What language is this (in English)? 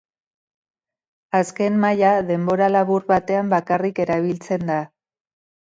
Basque